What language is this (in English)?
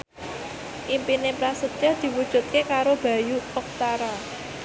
Javanese